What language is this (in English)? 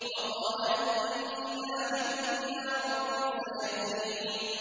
Arabic